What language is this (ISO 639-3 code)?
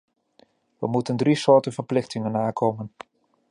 nld